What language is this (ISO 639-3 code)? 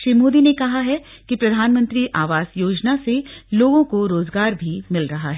hin